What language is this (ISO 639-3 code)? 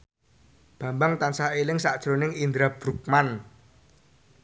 jav